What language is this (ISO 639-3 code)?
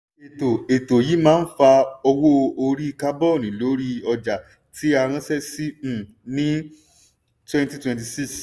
yor